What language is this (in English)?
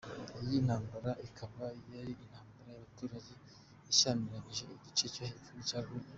Kinyarwanda